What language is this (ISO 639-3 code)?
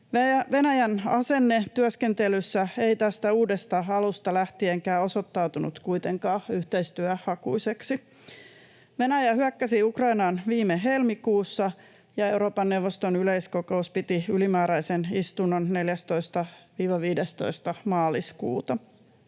fin